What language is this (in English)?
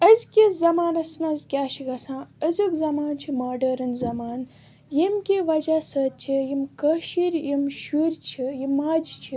Kashmiri